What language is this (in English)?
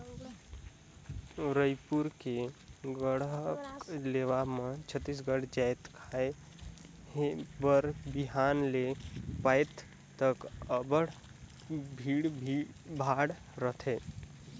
Chhattisgarhi